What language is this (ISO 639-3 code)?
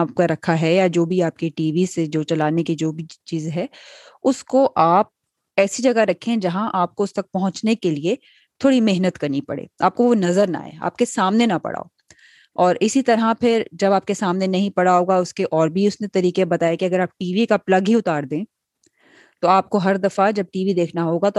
urd